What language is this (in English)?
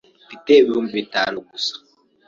Kinyarwanda